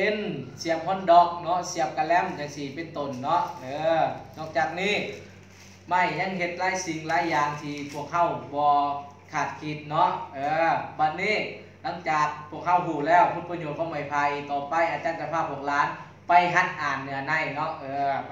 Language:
Thai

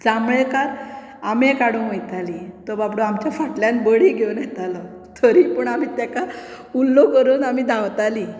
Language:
Konkani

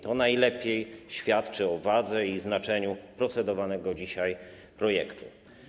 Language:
Polish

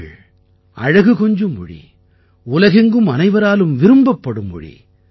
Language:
Tamil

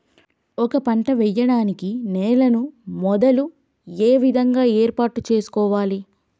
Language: Telugu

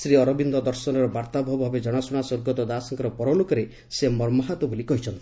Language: Odia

